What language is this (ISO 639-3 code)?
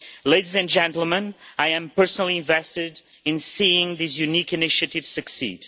eng